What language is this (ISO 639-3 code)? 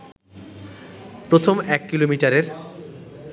ben